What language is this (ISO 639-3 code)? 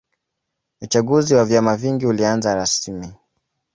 swa